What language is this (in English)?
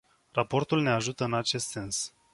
Romanian